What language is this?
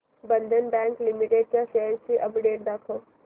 Marathi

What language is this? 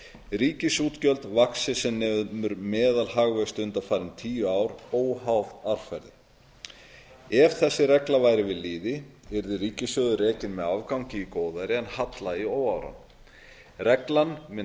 Icelandic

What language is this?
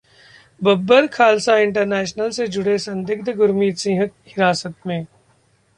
Hindi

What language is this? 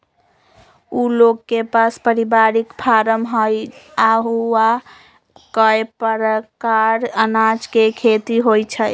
Magahi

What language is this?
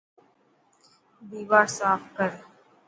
Dhatki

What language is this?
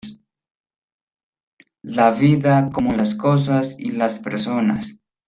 Spanish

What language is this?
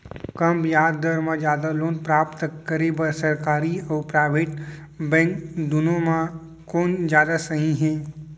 Chhattisgarhi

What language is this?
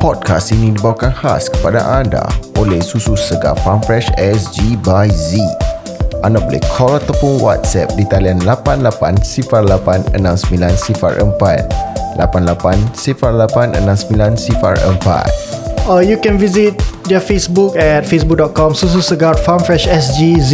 Malay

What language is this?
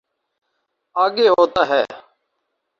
Urdu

